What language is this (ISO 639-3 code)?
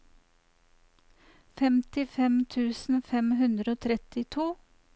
nor